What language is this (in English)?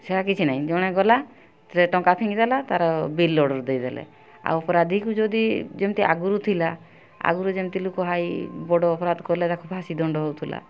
Odia